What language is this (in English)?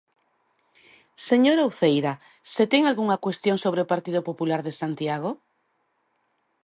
Galician